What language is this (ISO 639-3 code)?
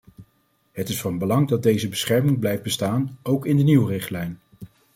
nld